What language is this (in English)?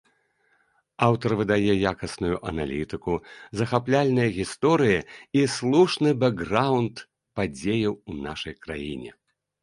Belarusian